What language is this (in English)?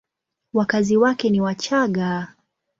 Swahili